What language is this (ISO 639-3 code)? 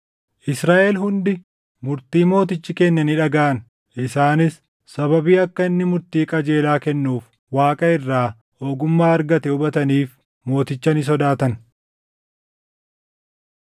orm